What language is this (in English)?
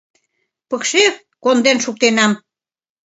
Mari